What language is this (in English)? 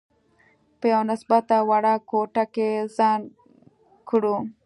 Pashto